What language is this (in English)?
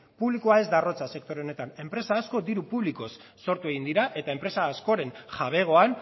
Basque